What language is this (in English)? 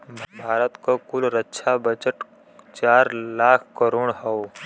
Bhojpuri